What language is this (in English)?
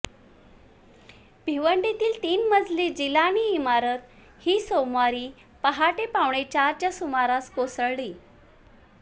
Marathi